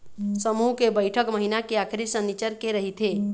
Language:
Chhattisgarhi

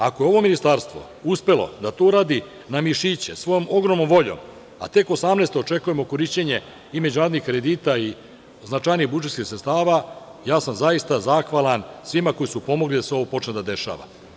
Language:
Serbian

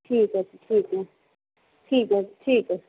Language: Punjabi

